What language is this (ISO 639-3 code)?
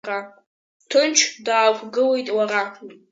abk